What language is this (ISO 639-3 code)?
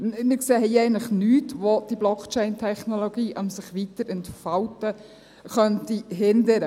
gsw